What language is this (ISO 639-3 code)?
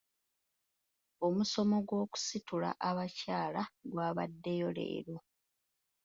lug